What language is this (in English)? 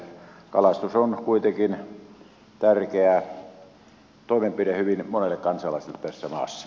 Finnish